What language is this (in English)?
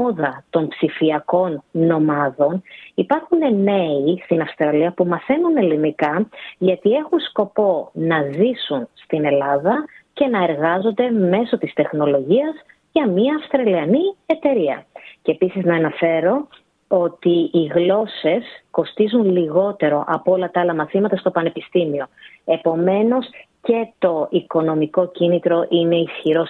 Greek